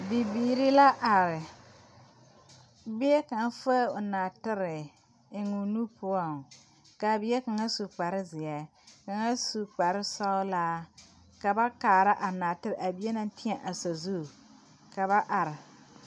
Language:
Southern Dagaare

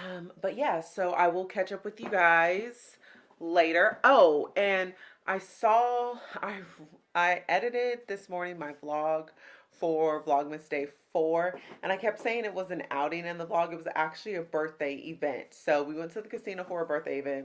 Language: English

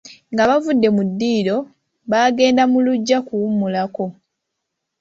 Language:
Ganda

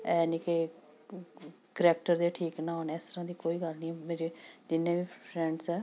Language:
Punjabi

